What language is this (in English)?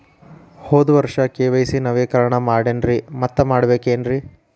Kannada